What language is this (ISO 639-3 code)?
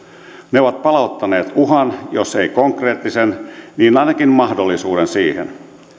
fin